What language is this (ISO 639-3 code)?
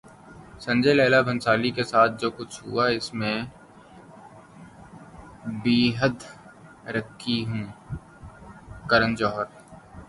urd